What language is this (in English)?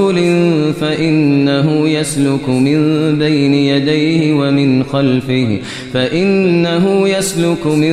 Arabic